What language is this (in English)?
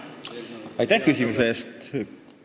Estonian